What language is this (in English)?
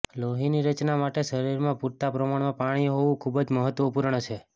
Gujarati